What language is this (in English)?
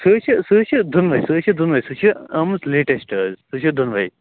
Kashmiri